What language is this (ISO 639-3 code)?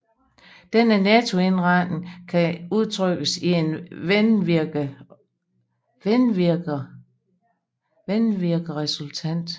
dan